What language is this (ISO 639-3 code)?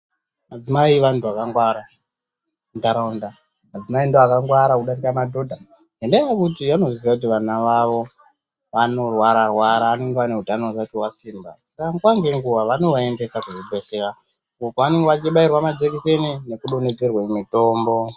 ndc